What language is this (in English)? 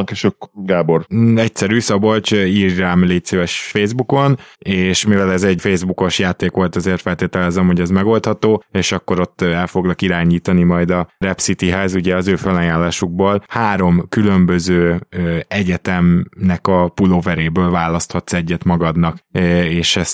Hungarian